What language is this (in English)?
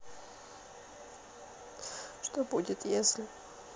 Russian